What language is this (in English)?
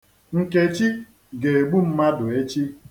Igbo